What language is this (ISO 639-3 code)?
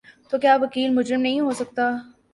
urd